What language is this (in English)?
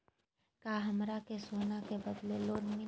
Magahi